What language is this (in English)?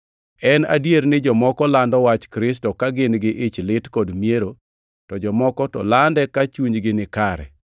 Luo (Kenya and Tanzania)